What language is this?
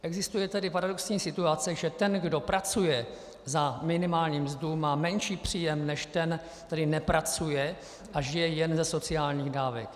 Czech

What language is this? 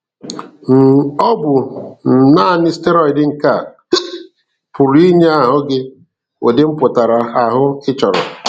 Igbo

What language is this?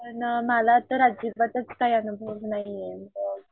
Marathi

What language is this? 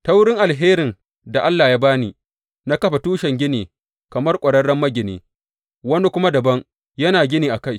Hausa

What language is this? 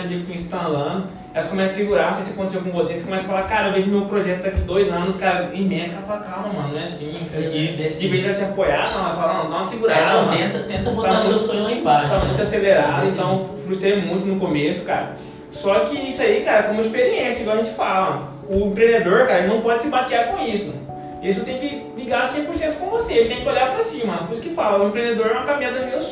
Portuguese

